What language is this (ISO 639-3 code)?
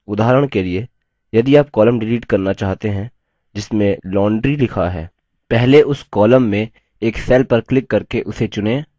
hin